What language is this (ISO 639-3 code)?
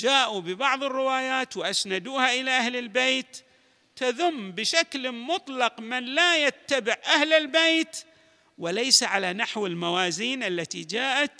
ara